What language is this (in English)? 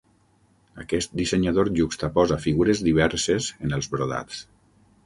Catalan